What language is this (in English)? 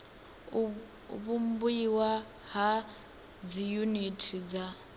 Venda